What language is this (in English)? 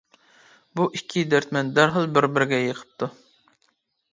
Uyghur